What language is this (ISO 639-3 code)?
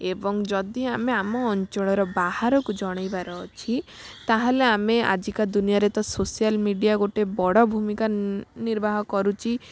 ori